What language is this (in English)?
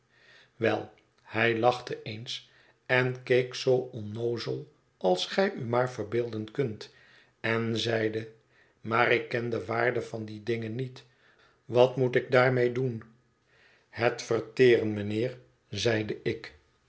Dutch